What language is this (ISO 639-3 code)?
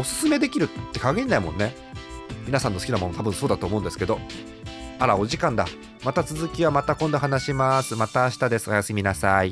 jpn